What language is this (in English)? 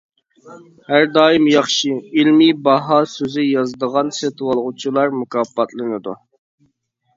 Uyghur